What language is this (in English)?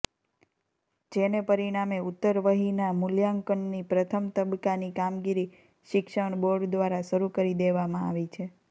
Gujarati